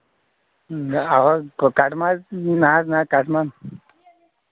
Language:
Kashmiri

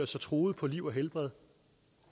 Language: Danish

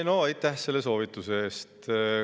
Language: Estonian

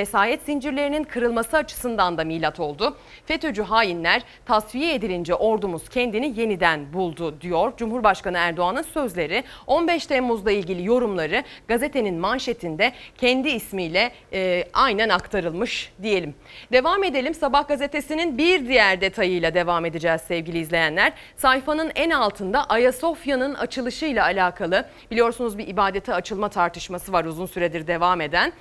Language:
Turkish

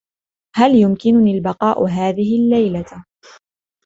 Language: Arabic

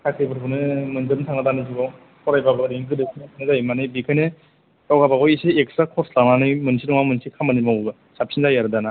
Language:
Bodo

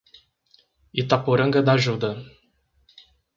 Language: Portuguese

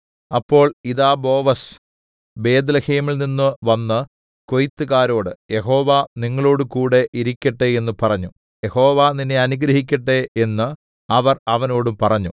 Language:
Malayalam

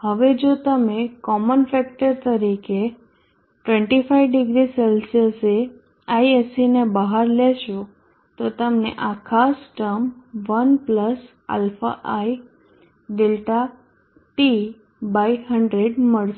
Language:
Gujarati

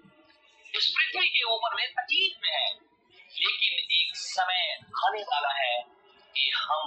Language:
Hindi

